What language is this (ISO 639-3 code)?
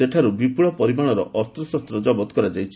ori